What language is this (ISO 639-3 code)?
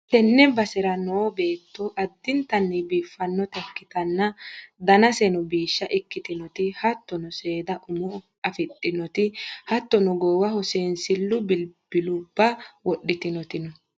sid